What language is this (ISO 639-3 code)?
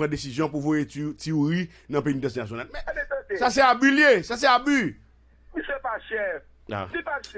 fra